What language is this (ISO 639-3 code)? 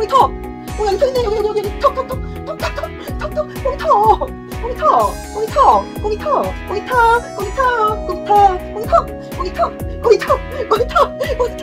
kor